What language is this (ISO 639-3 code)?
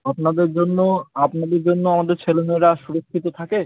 ben